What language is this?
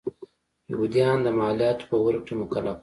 Pashto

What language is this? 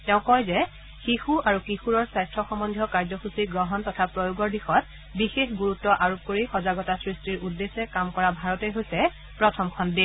Assamese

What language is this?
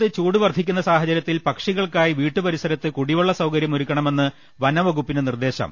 Malayalam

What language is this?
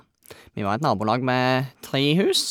Norwegian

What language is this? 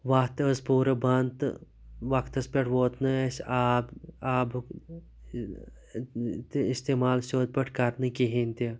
Kashmiri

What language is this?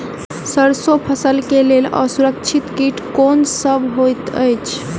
Maithili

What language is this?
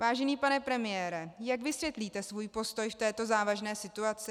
Czech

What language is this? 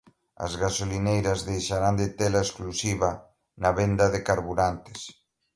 Galician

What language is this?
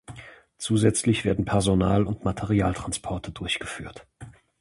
German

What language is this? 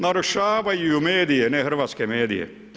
Croatian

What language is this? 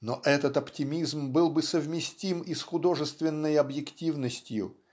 Russian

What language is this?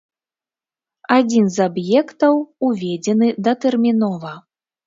Belarusian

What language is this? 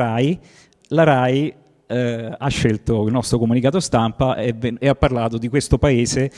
Italian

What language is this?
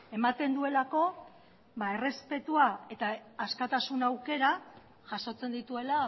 Basque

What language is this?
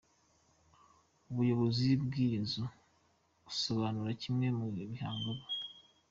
Kinyarwanda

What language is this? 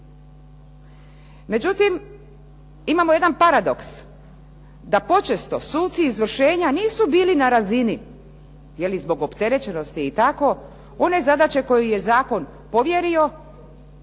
Croatian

